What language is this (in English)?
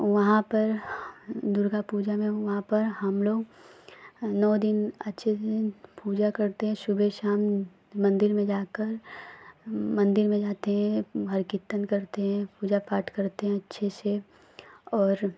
Hindi